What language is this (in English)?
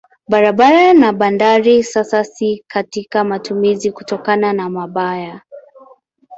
Swahili